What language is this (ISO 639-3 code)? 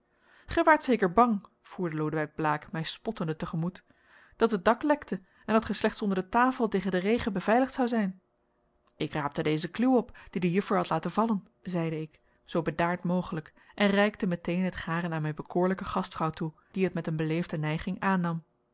nld